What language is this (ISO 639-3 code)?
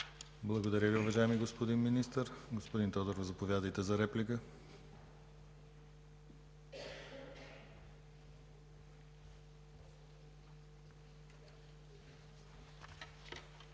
bul